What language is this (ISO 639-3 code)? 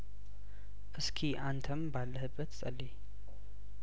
amh